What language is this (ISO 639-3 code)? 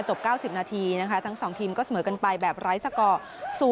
tha